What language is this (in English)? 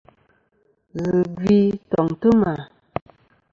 Kom